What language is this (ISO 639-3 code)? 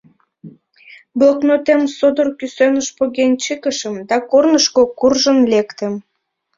chm